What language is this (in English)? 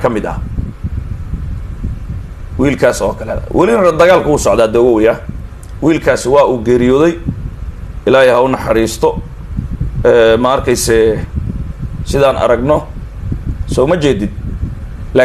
Arabic